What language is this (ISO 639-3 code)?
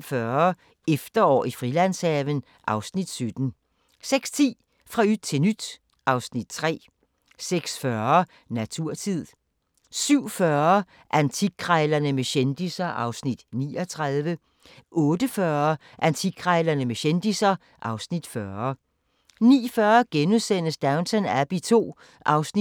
dan